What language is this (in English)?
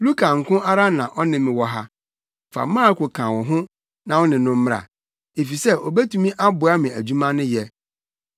Akan